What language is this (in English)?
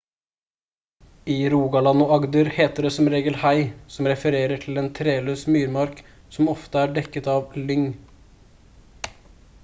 Norwegian Bokmål